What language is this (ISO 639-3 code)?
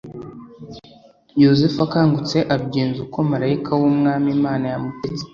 kin